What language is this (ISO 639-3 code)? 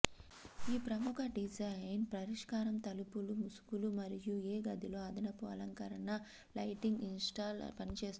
tel